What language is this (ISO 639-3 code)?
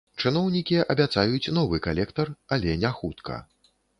bel